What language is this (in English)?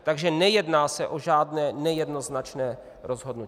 Czech